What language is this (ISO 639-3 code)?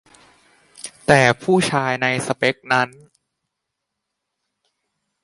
tha